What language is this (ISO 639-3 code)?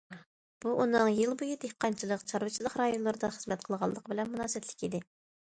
uig